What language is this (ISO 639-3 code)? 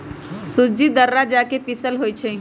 mag